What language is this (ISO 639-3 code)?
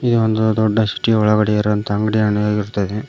kan